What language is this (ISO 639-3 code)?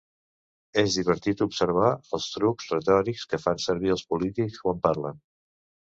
cat